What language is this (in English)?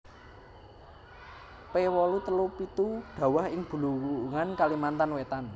Javanese